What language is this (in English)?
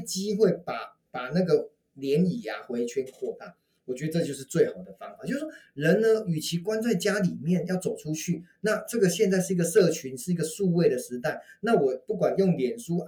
Chinese